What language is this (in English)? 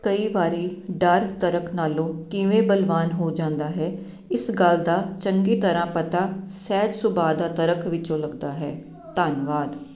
Punjabi